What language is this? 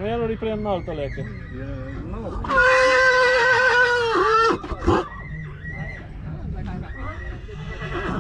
Romanian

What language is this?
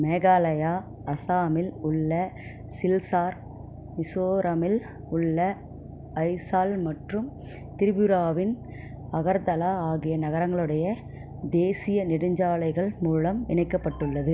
Tamil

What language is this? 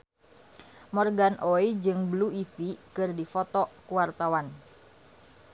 Sundanese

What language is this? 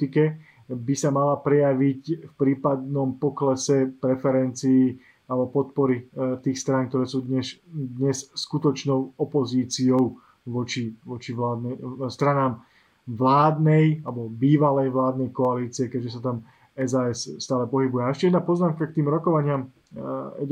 Slovak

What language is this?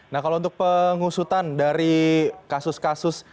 Indonesian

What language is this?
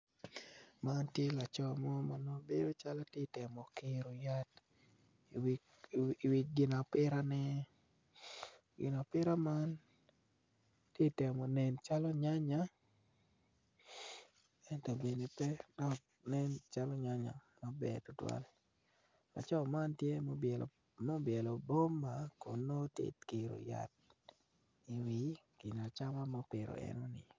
Acoli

